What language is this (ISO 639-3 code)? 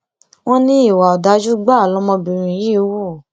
yor